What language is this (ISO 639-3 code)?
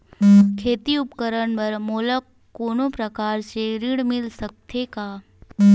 hne